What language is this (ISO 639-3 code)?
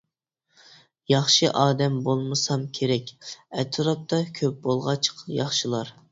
uig